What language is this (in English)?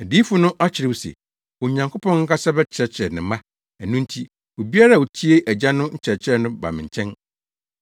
Akan